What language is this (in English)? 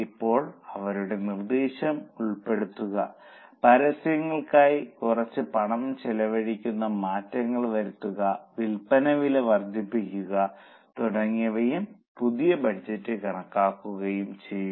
Malayalam